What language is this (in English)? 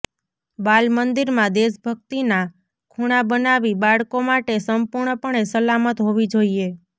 Gujarati